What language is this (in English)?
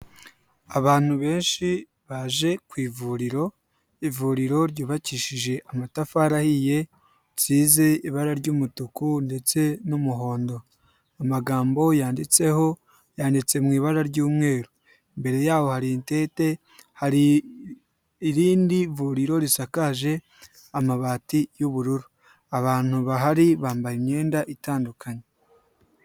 Kinyarwanda